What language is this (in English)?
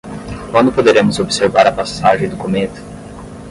Portuguese